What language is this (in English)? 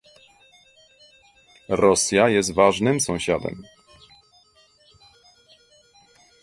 Polish